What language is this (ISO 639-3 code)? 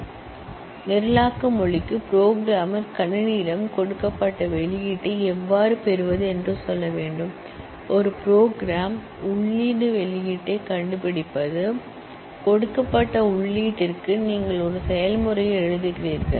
tam